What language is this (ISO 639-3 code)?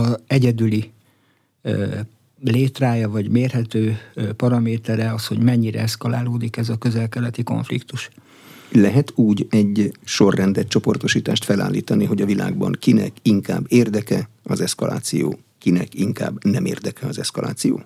hun